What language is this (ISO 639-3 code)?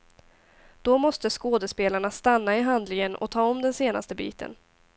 swe